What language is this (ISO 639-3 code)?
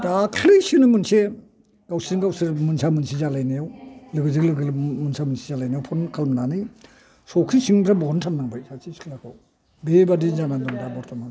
brx